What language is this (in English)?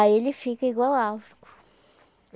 Portuguese